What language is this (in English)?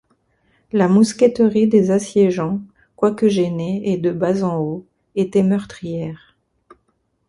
French